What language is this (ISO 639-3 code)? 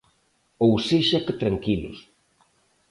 glg